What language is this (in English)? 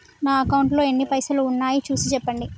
Telugu